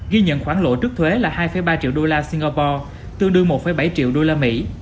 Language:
Vietnamese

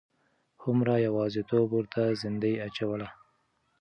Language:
Pashto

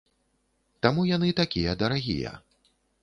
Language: Belarusian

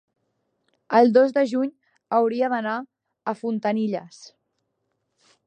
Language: Catalan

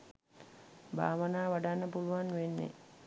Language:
Sinhala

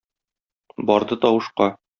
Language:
Tatar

